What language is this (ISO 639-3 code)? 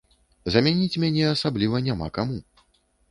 bel